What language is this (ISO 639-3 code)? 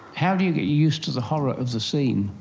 eng